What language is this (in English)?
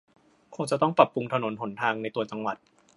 Thai